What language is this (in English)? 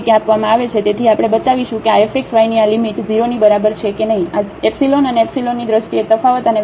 Gujarati